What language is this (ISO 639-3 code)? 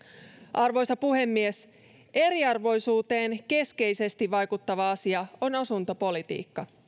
fin